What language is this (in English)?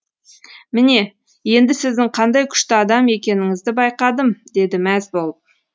Kazakh